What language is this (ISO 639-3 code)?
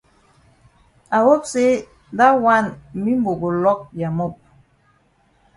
wes